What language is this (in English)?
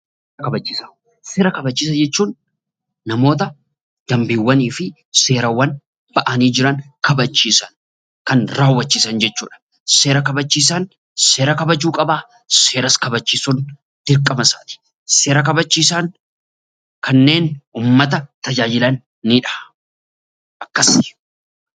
Oromo